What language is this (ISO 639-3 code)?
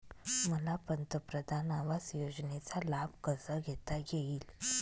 mar